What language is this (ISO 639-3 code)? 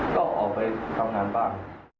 tha